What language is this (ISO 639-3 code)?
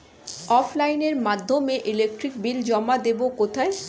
ben